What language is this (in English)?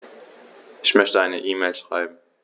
German